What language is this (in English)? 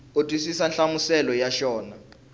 Tsonga